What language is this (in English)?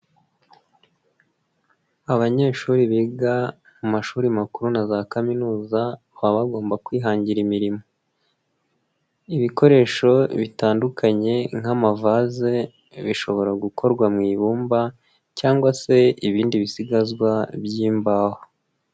Kinyarwanda